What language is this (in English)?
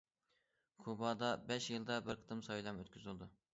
Uyghur